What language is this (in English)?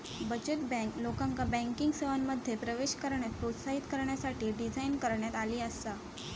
Marathi